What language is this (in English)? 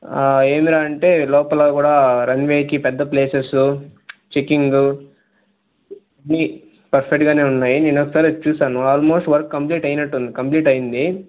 Telugu